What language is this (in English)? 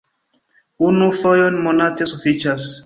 Esperanto